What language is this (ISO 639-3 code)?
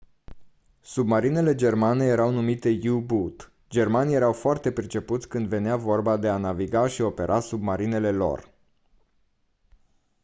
ron